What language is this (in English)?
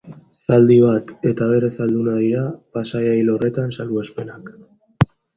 Basque